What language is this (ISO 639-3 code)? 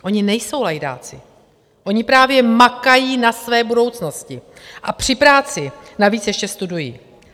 ces